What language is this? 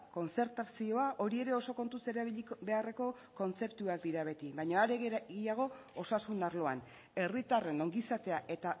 Basque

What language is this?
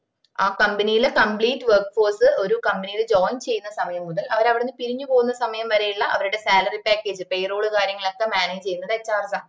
Malayalam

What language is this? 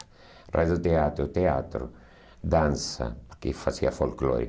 Portuguese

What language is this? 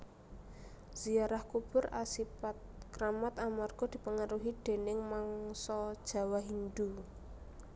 Javanese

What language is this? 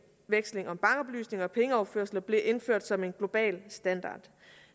Danish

